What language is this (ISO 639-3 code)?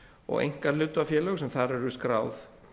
isl